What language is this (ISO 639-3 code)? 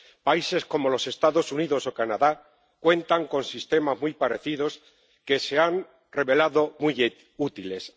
spa